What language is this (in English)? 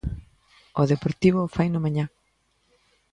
Galician